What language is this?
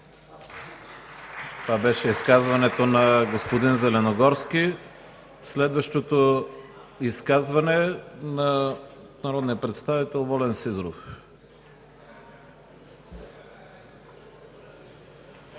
Bulgarian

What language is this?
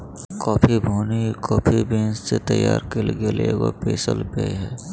Magahi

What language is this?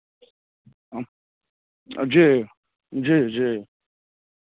Maithili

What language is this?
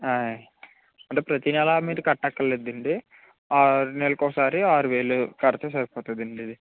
Telugu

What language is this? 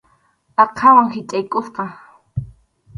Arequipa-La Unión Quechua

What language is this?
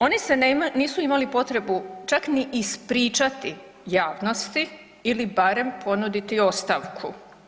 Croatian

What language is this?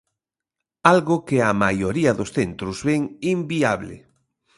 Galician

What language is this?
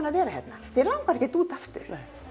Icelandic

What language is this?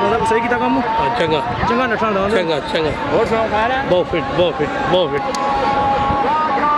Arabic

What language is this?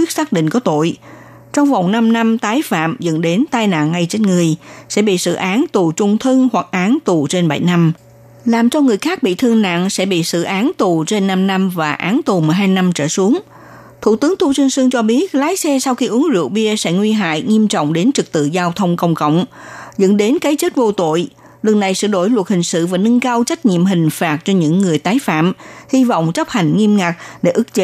Vietnamese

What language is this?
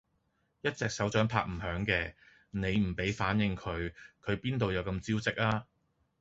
Cantonese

